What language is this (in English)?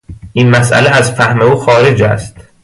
Persian